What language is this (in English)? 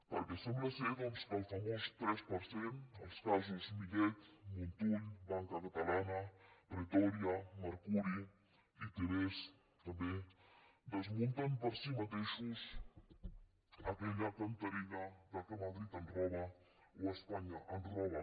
Catalan